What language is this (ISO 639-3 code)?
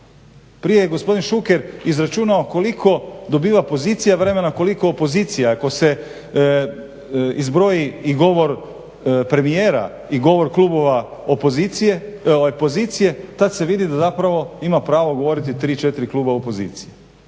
hrv